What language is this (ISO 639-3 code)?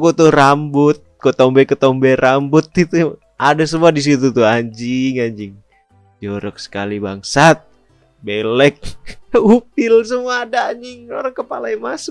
ind